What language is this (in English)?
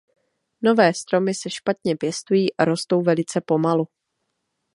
Czech